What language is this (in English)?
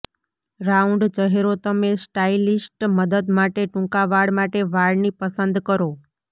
Gujarati